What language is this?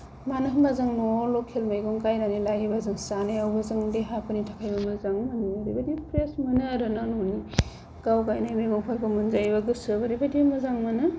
Bodo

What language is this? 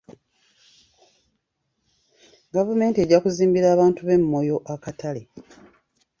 Ganda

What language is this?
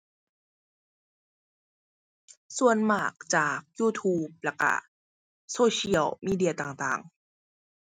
Thai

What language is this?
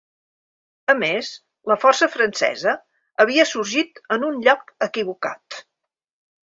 Catalan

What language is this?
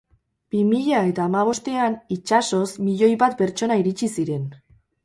Basque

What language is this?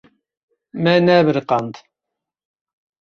Kurdish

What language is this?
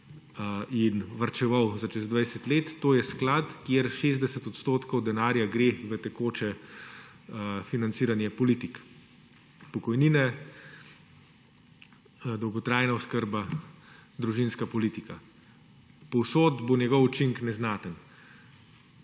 Slovenian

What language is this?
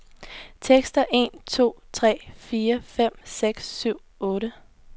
Danish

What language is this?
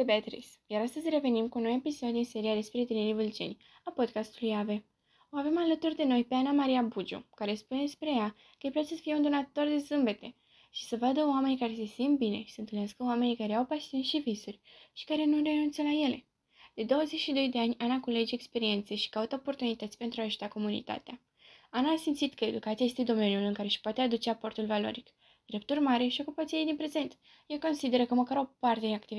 Romanian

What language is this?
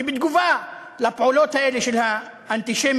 Hebrew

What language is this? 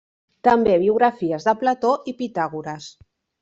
Catalan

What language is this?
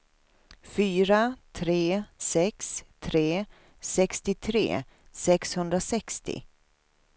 Swedish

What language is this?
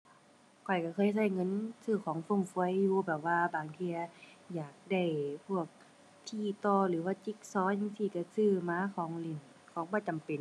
Thai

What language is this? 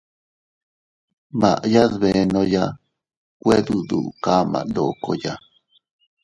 Teutila Cuicatec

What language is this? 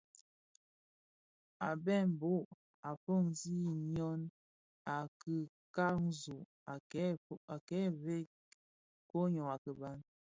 Bafia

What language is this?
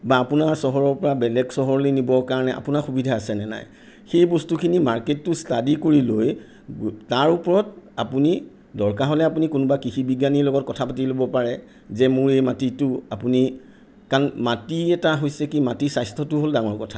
Assamese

